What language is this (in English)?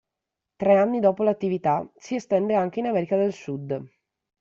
Italian